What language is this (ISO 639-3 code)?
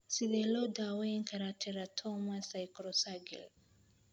som